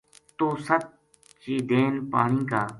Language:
Gujari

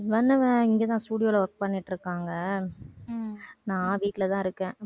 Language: Tamil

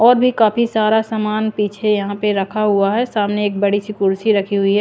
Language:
Hindi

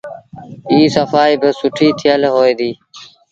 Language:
Sindhi Bhil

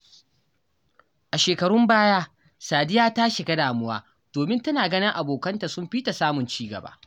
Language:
Hausa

